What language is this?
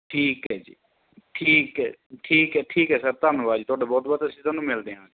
Punjabi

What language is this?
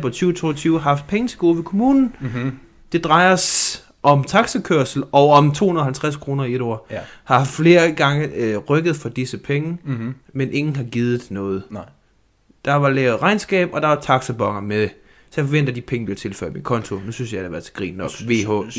Danish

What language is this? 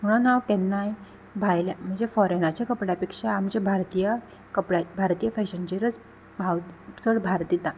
Konkani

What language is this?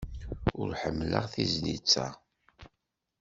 Kabyle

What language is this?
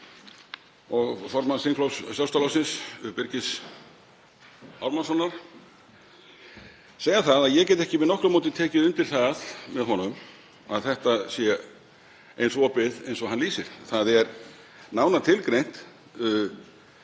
Icelandic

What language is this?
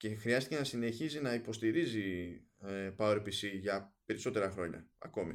Greek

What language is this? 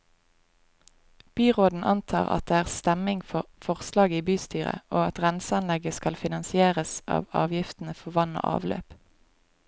Norwegian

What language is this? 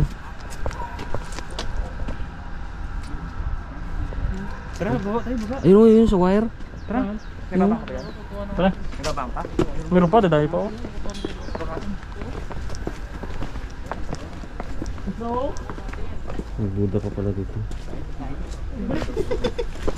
Indonesian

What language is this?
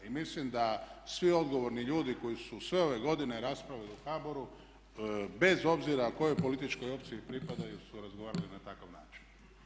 Croatian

